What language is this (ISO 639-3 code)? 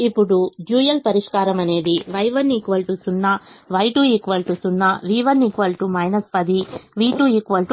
tel